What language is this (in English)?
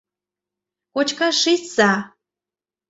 Mari